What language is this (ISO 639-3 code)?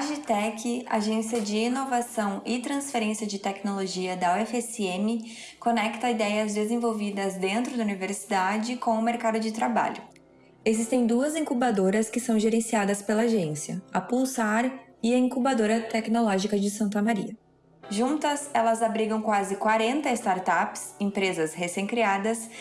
por